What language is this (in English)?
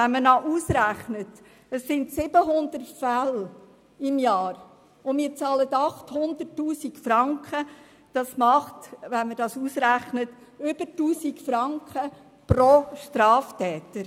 Swiss German